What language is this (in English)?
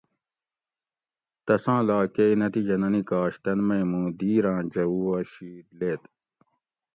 Gawri